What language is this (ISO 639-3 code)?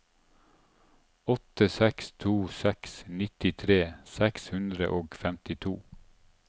nor